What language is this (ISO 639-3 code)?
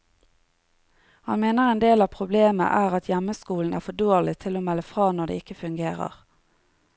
nor